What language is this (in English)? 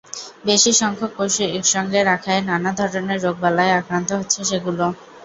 Bangla